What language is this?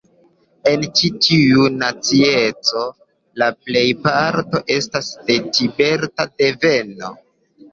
Esperanto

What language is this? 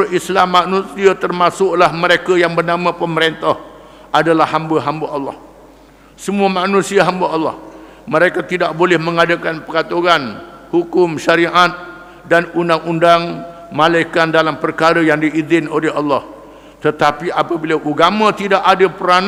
Malay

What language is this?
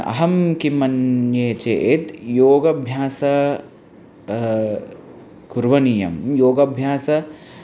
Sanskrit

